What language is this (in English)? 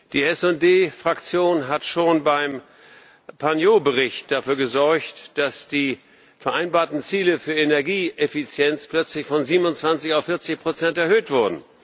German